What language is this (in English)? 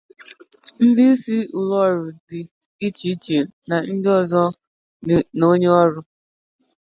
Igbo